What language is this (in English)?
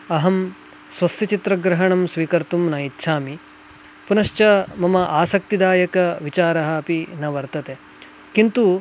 Sanskrit